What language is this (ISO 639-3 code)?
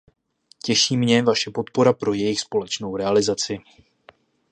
ces